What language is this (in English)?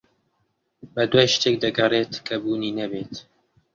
Central Kurdish